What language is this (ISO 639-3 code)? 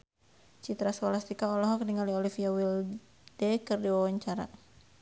sun